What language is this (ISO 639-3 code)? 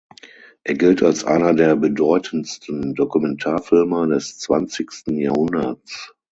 deu